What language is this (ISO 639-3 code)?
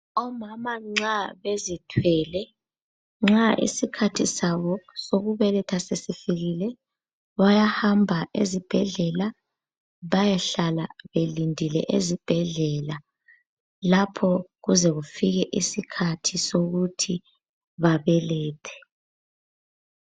nde